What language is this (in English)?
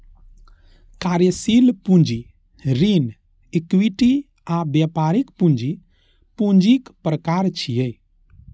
Maithili